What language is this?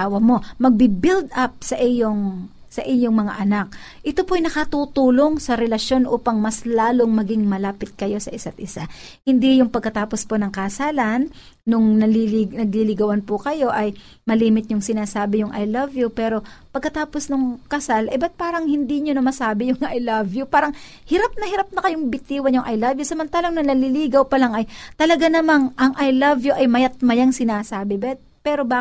Filipino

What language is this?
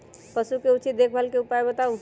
Magahi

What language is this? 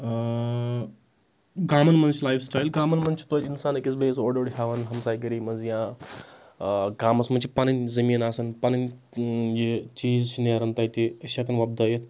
Kashmiri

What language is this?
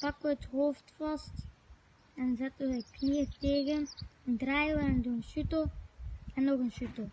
Dutch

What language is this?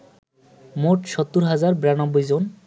Bangla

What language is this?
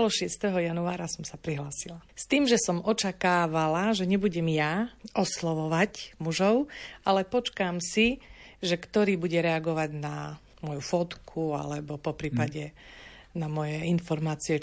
Slovak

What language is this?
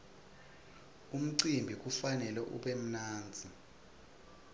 Swati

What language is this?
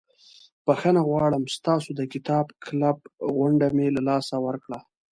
Pashto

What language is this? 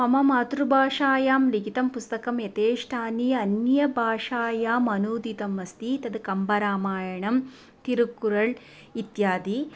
Sanskrit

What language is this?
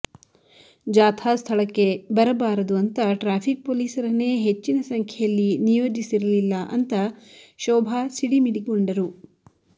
Kannada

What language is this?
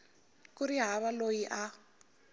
Tsonga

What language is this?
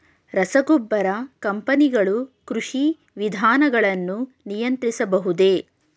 Kannada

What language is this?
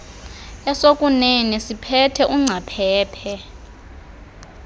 Xhosa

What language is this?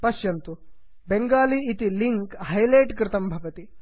Sanskrit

